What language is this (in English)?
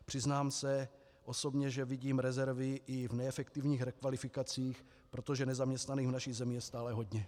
Czech